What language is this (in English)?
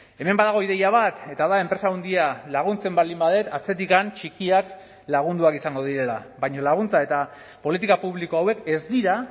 Basque